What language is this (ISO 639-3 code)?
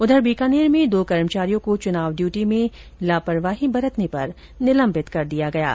hin